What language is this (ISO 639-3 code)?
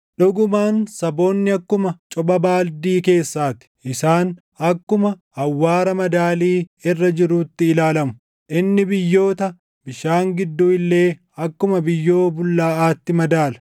orm